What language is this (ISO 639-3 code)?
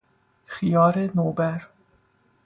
fas